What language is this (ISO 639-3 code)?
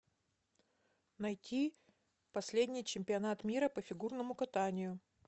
rus